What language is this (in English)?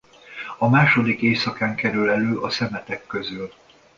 Hungarian